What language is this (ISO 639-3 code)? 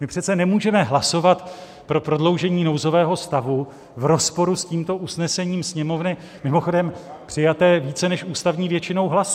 ces